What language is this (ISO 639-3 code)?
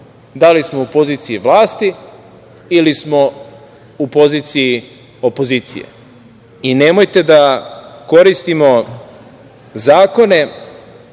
srp